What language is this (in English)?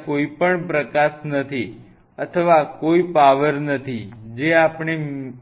Gujarati